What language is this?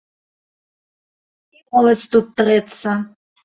Belarusian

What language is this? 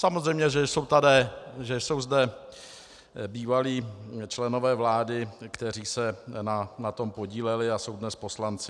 Czech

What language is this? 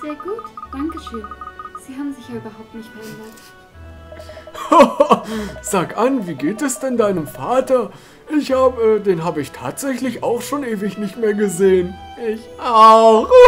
German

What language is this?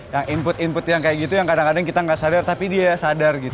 Indonesian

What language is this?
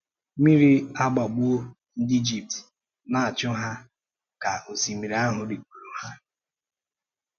Igbo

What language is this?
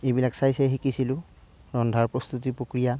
Assamese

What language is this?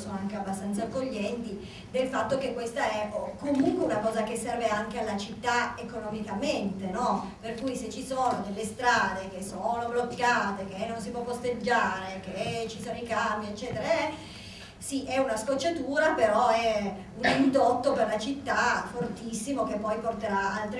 Italian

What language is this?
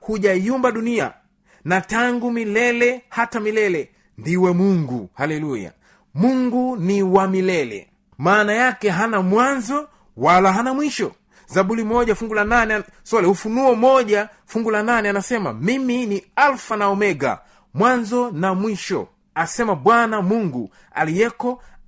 Swahili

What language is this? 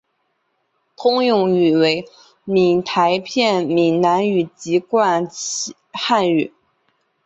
Chinese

